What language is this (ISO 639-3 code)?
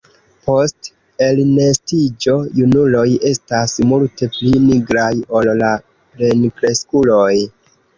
epo